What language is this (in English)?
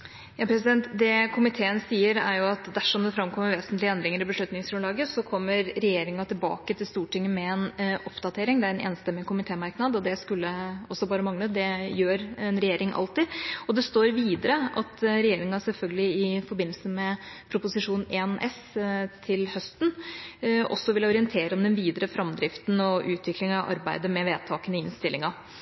Norwegian